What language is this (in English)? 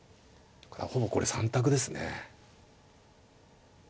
Japanese